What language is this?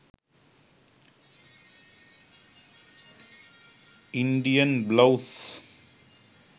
Sinhala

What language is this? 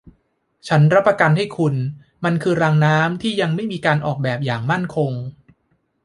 Thai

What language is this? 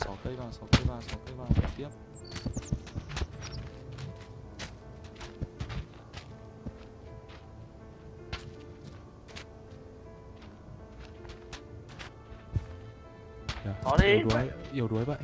Vietnamese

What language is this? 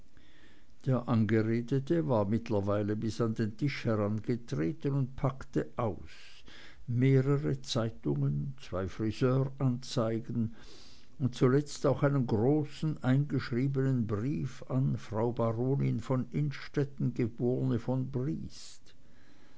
German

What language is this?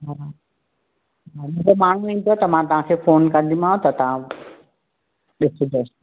Sindhi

